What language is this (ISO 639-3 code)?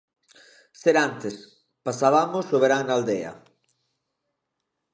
glg